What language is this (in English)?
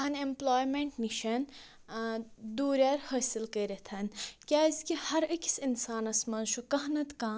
Kashmiri